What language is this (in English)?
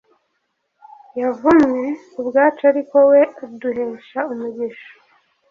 Kinyarwanda